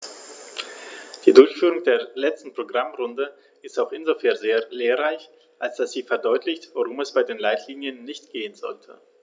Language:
German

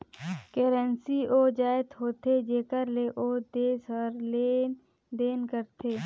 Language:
Chhattisgarhi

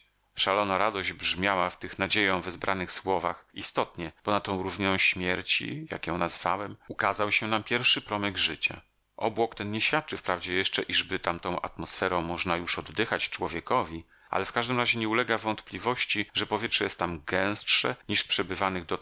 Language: Polish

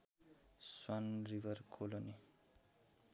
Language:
Nepali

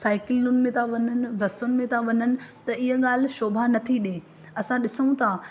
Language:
Sindhi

